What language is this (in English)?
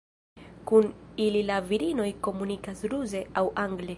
Esperanto